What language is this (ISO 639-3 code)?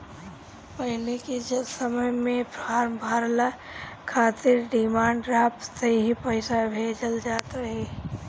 bho